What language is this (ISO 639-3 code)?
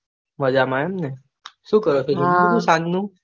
guj